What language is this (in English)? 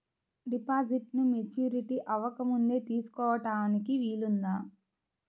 Telugu